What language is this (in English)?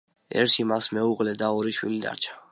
Georgian